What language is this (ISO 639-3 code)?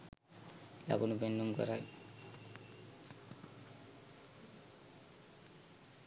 sin